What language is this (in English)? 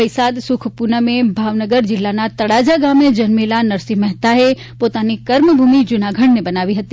Gujarati